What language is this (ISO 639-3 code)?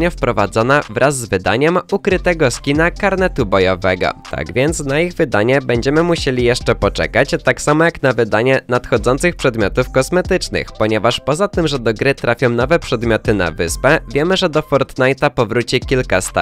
pol